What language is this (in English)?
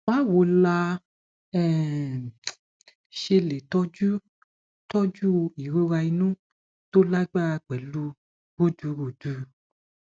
Yoruba